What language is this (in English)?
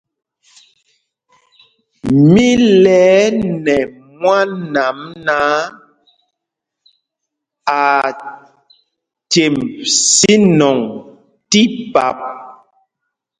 Mpumpong